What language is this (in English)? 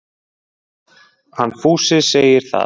Icelandic